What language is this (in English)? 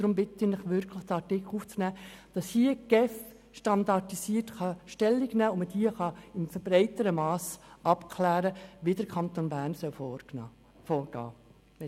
Swiss German